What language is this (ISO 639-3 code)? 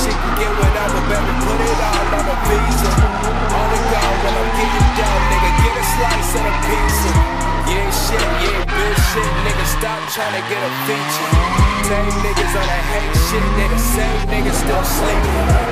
eng